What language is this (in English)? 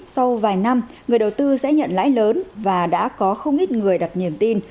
Vietnamese